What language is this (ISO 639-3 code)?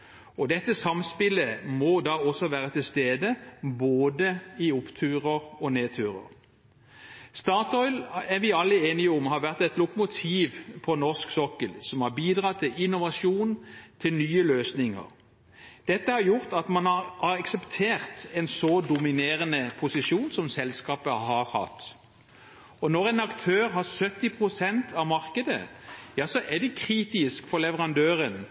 nob